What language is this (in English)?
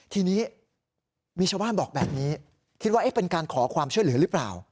Thai